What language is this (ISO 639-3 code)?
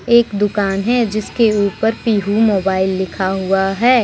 hin